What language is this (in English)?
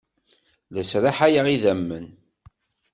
Kabyle